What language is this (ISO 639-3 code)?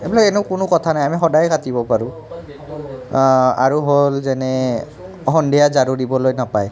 asm